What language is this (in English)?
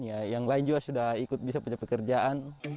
Indonesian